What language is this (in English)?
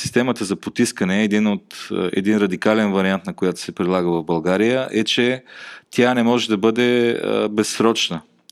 Bulgarian